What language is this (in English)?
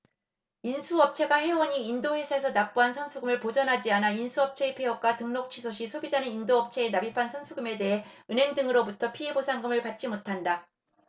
Korean